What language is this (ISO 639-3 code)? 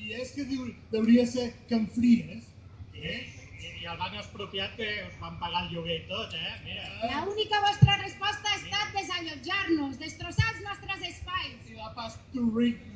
spa